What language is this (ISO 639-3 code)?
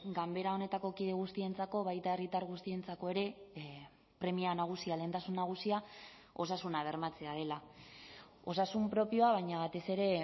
eus